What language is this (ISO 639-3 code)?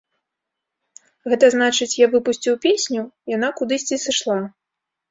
bel